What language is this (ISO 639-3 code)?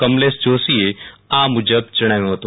guj